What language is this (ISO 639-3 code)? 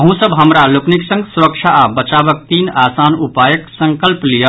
mai